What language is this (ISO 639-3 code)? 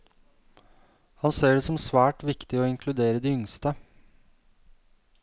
nor